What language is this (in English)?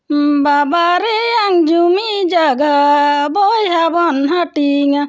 Santali